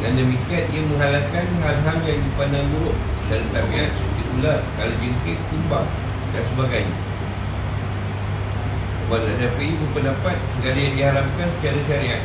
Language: Malay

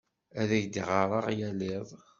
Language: Kabyle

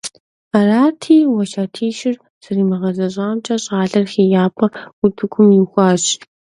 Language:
Kabardian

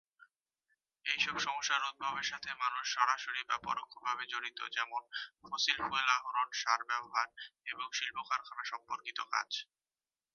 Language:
Bangla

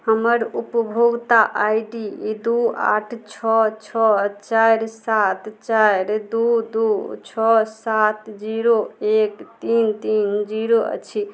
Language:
Maithili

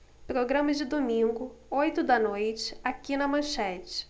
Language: Portuguese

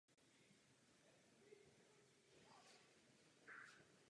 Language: Czech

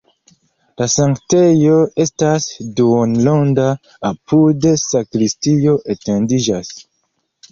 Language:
Esperanto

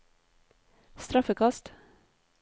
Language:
Norwegian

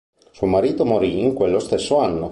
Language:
Italian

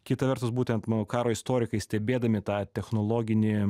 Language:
Lithuanian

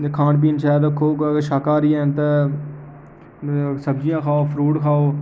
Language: Dogri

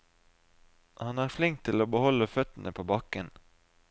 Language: Norwegian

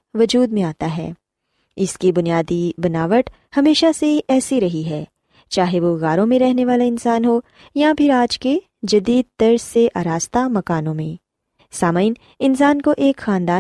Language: Urdu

